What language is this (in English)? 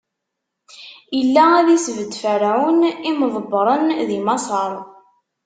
Kabyle